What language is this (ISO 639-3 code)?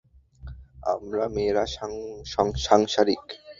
ben